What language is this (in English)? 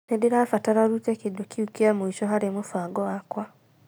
Kikuyu